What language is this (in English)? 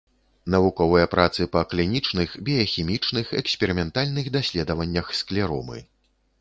Belarusian